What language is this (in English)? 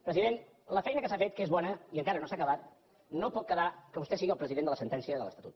Catalan